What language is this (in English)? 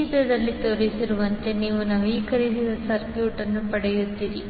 Kannada